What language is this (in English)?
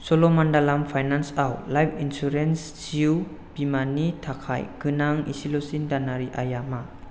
Bodo